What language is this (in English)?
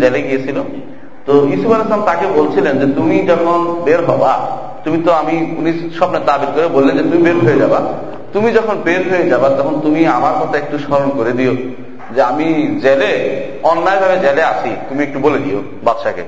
Bangla